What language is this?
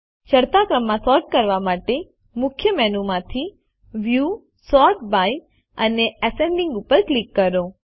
Gujarati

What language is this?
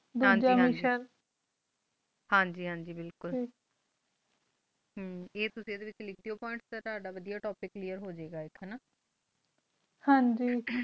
Punjabi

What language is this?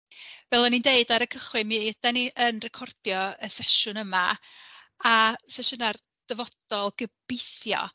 Welsh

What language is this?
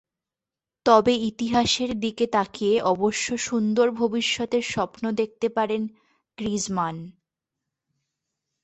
Bangla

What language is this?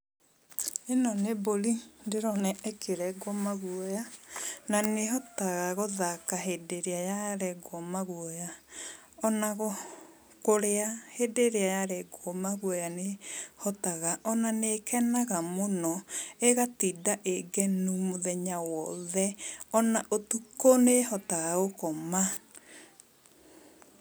Kikuyu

